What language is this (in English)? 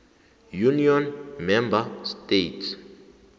South Ndebele